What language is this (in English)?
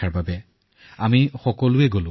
Assamese